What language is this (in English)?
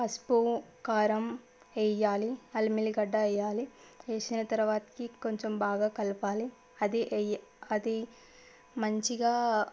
Telugu